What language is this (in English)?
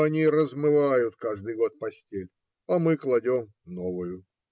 Russian